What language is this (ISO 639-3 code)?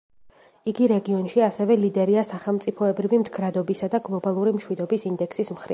kat